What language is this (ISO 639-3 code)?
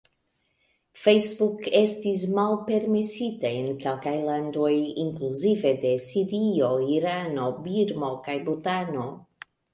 epo